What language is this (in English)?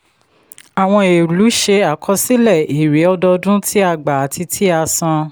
Yoruba